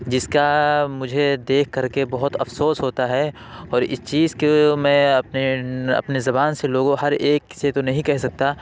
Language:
Urdu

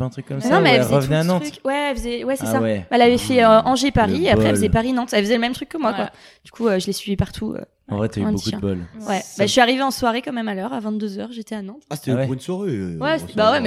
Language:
French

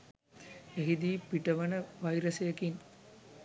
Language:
Sinhala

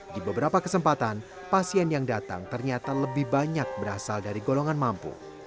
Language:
Indonesian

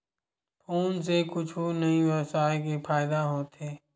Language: Chhattisgarhi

